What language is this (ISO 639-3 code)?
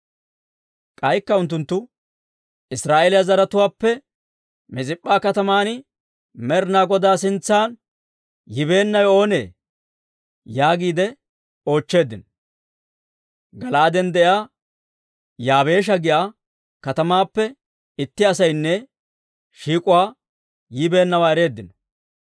dwr